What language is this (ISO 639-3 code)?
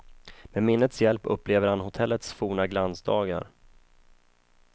swe